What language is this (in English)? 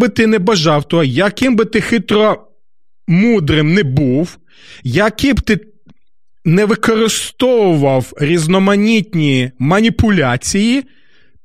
Ukrainian